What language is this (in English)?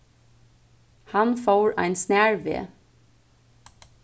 Faroese